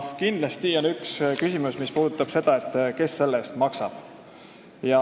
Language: Estonian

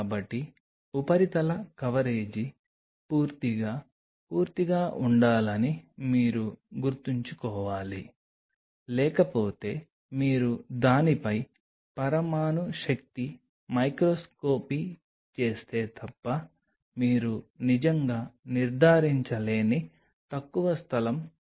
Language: Telugu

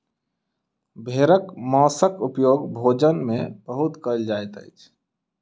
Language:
Maithili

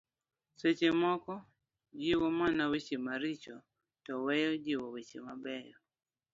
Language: Luo (Kenya and Tanzania)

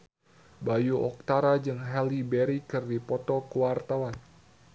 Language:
Sundanese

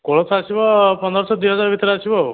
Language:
Odia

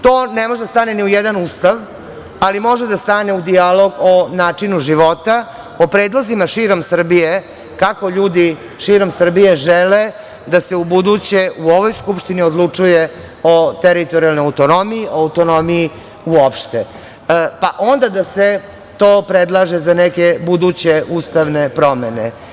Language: Serbian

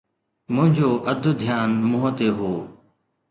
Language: Sindhi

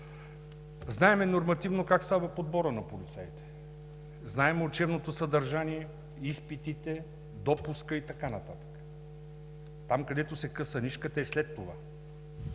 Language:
Bulgarian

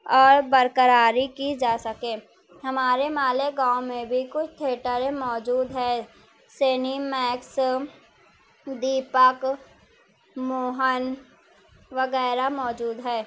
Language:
Urdu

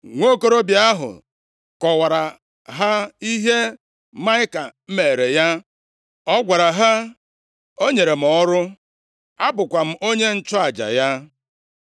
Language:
Igbo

